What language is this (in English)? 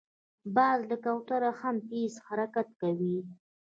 Pashto